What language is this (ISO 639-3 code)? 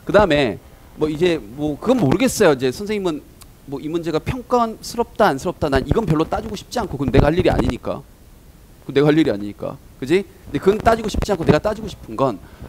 kor